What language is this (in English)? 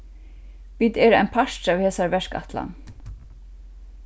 Faroese